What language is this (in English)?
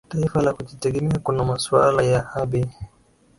Swahili